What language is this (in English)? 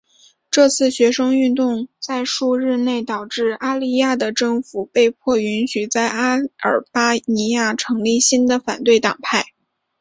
Chinese